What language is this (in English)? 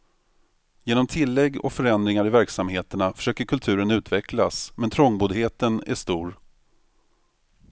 Swedish